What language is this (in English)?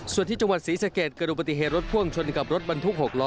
Thai